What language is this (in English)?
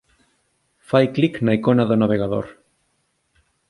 Galician